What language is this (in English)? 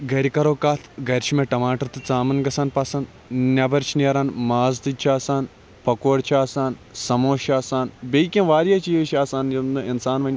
Kashmiri